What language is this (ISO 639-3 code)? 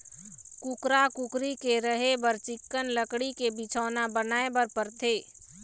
hne